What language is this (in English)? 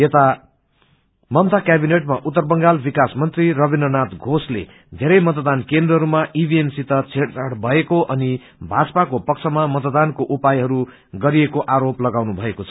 Nepali